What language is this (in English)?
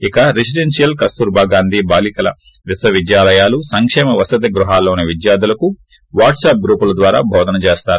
Telugu